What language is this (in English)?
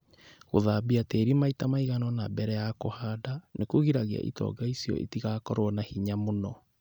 Kikuyu